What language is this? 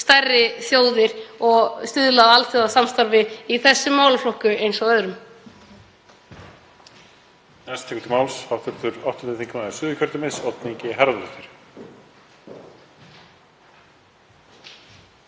Icelandic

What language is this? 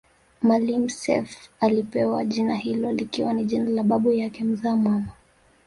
Swahili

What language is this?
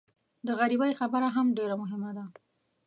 Pashto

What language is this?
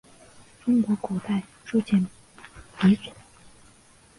Chinese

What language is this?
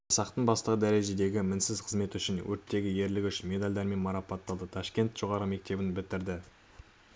Kazakh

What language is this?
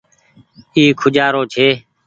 Goaria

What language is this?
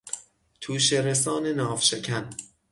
Persian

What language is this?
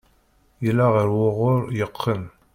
Kabyle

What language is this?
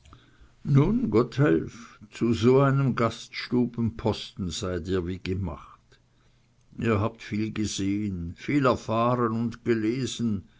German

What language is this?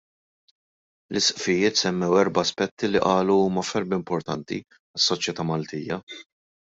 Maltese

